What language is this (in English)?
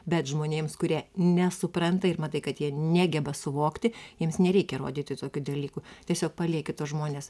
Lithuanian